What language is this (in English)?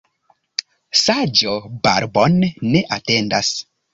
Esperanto